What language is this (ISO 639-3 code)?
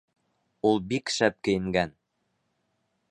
bak